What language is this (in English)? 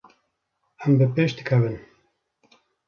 Kurdish